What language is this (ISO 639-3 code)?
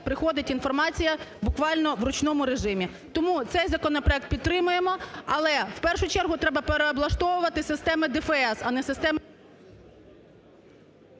ukr